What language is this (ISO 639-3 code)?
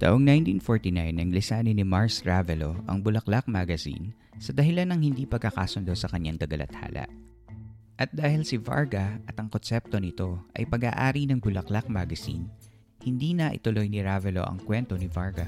fil